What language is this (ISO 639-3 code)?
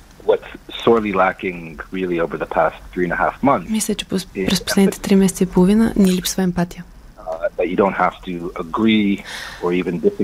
bul